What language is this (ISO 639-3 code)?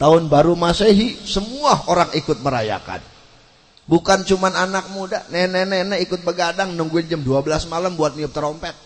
ind